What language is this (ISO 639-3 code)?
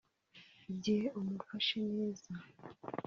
kin